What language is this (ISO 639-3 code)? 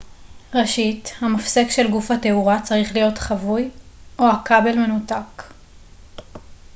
heb